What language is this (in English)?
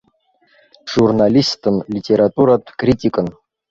Abkhazian